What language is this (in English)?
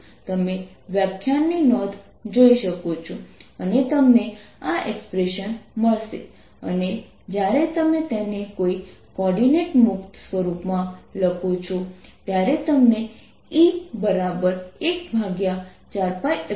Gujarati